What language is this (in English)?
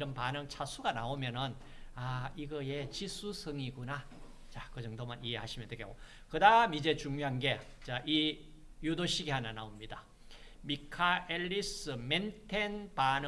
Korean